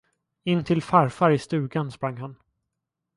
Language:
Swedish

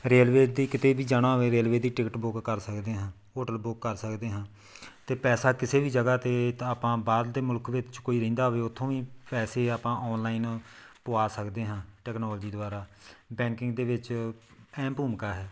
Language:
Punjabi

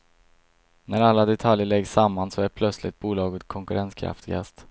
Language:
Swedish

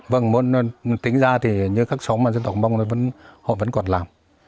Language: Vietnamese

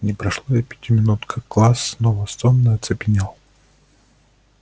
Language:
Russian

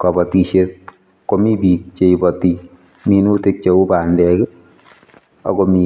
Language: Kalenjin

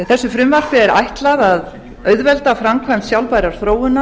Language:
Icelandic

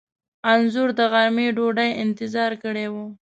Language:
Pashto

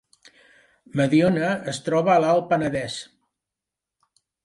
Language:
Catalan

